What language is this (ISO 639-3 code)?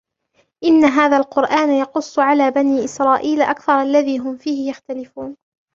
ara